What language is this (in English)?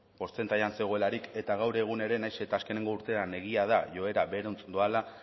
Basque